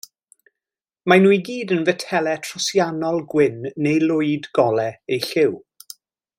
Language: Welsh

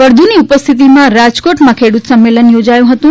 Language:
Gujarati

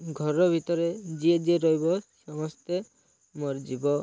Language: Odia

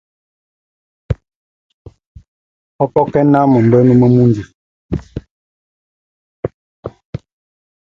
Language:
Tunen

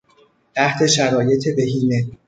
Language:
Persian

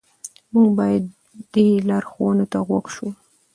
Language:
Pashto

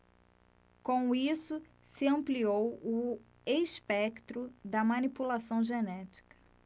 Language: Portuguese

